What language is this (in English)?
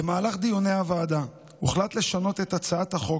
Hebrew